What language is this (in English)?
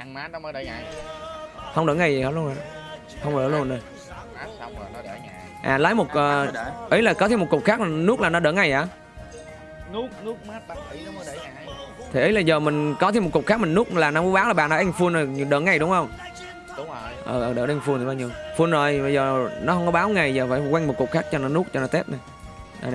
Vietnamese